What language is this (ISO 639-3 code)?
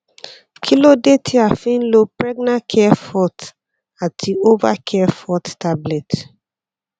yor